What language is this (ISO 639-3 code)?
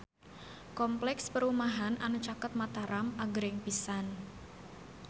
sun